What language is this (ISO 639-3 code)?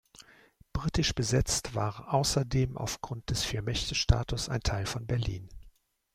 deu